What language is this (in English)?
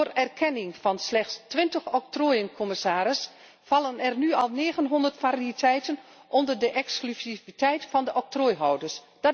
Dutch